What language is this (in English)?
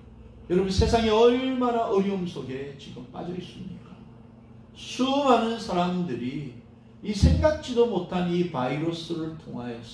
Korean